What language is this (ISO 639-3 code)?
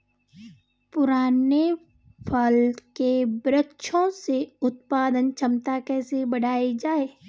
hin